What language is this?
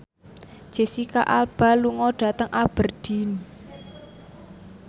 Javanese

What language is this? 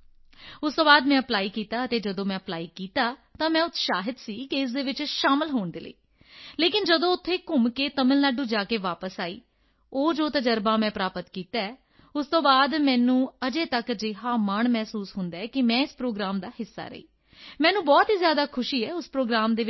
Punjabi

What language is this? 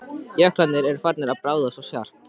Icelandic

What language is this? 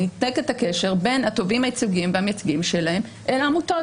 Hebrew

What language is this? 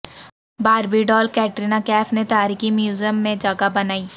Urdu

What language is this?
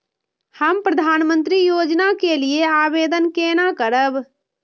Maithili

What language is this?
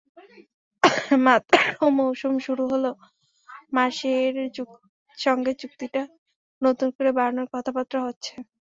Bangla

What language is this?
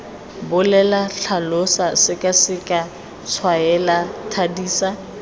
Tswana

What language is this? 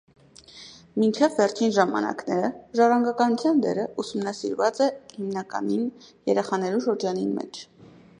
Armenian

